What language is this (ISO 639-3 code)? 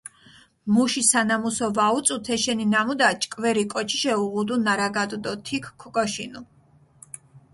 xmf